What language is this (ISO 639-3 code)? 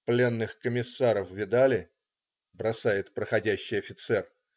rus